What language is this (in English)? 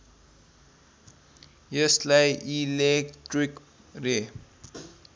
Nepali